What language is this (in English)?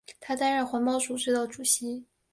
Chinese